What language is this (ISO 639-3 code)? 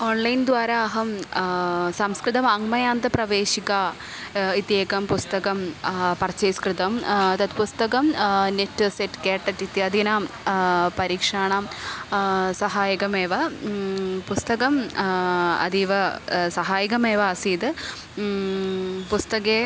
san